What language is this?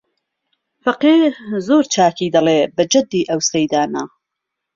Central Kurdish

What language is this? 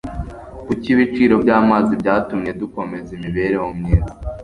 Kinyarwanda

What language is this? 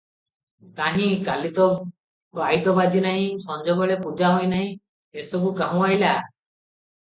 Odia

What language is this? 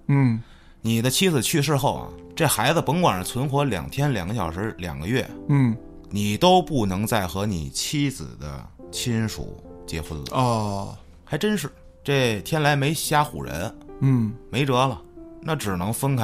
Chinese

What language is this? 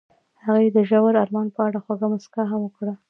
Pashto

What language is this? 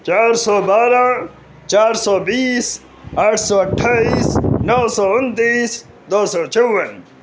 Urdu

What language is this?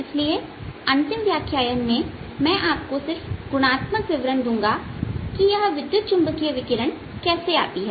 Hindi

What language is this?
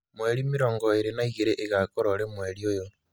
Kikuyu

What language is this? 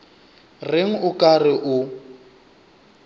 Northern Sotho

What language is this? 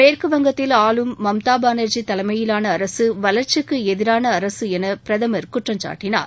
Tamil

